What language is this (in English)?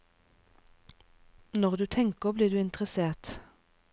Norwegian